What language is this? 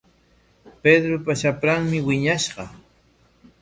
Corongo Ancash Quechua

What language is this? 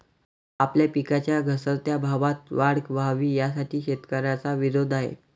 Marathi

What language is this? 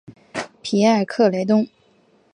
Chinese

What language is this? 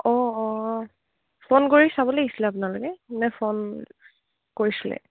Assamese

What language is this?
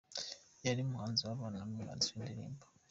Kinyarwanda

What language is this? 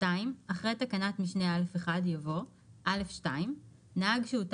Hebrew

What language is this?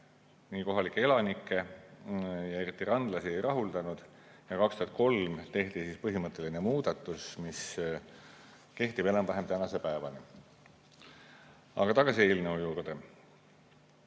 Estonian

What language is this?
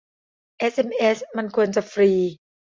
Thai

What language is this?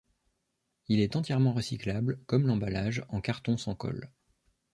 French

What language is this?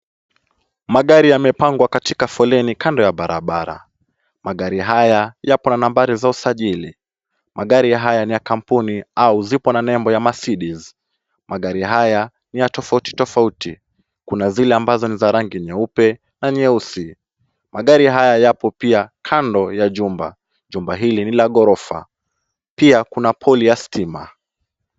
Swahili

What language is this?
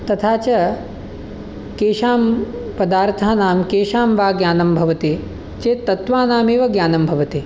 Sanskrit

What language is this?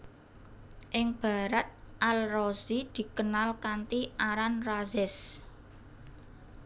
Javanese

